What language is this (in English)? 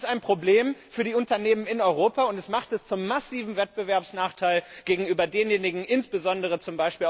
German